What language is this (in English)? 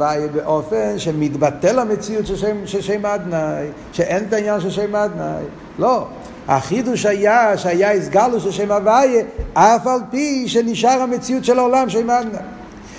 Hebrew